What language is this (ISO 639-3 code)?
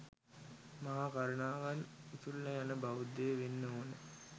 sin